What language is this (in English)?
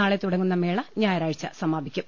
Malayalam